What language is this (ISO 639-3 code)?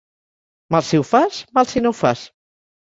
cat